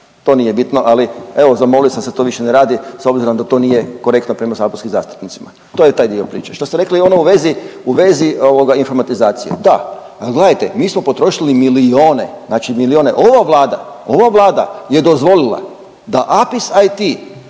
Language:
Croatian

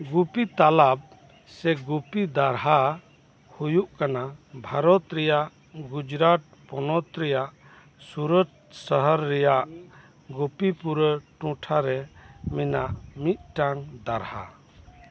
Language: Santali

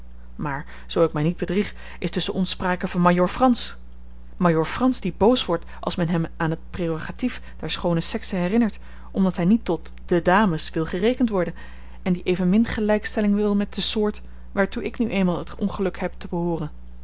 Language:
Dutch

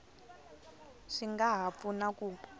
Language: Tsonga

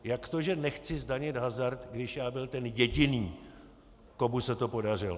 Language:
Czech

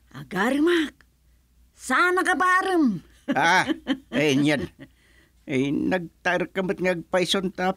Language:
Filipino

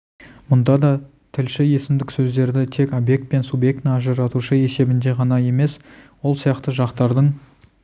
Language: Kazakh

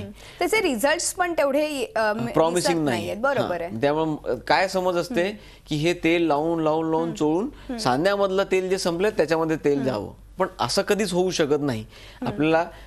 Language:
Hindi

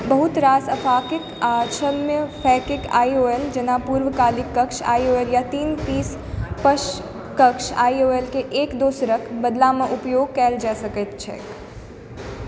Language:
Maithili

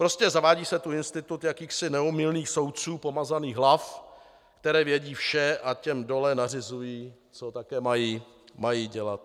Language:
Czech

